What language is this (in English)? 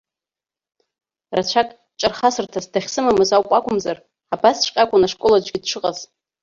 Abkhazian